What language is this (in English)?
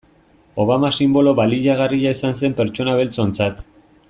Basque